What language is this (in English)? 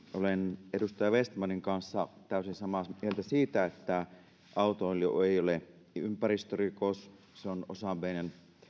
Finnish